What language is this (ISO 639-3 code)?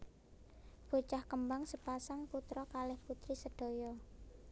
jav